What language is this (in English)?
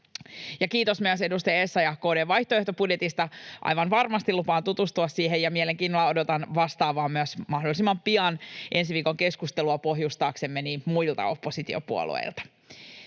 Finnish